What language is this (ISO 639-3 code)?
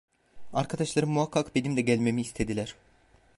tur